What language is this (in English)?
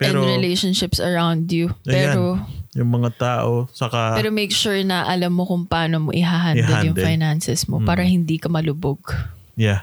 Filipino